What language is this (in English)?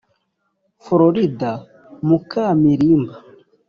Kinyarwanda